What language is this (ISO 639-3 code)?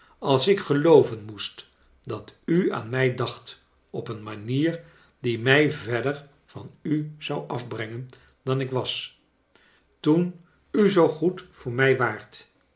nld